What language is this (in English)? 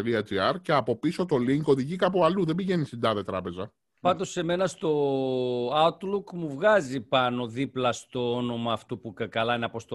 Greek